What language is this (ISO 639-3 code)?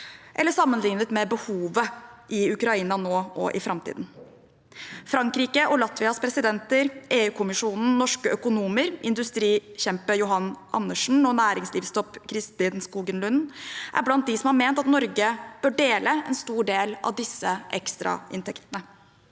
nor